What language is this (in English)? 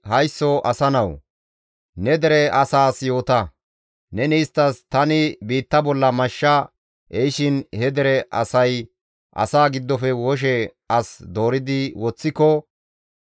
Gamo